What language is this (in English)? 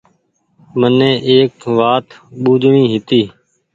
Goaria